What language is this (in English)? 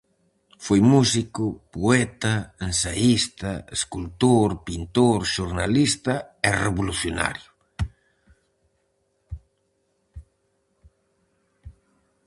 Galician